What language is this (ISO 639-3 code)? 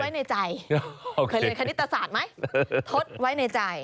tha